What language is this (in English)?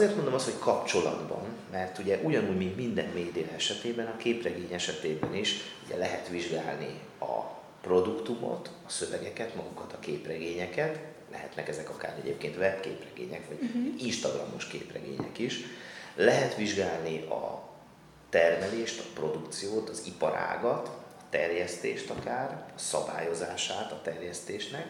Hungarian